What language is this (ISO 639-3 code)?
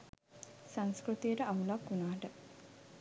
sin